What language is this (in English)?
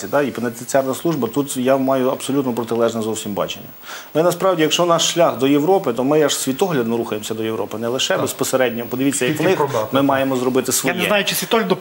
Ukrainian